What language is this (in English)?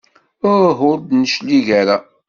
Kabyle